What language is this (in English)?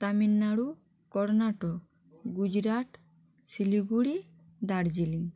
Bangla